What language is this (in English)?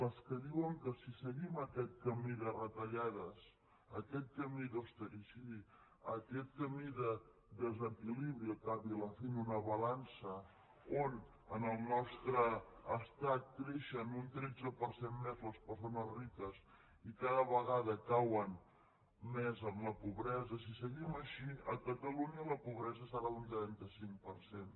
Catalan